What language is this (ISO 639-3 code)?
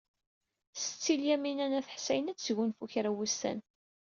kab